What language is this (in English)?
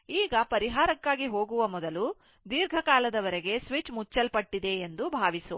Kannada